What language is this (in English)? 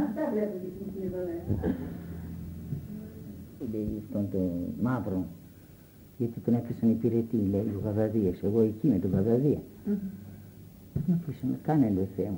Greek